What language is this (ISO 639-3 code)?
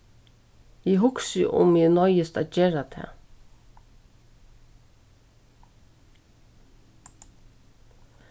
fao